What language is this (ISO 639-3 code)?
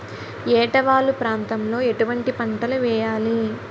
tel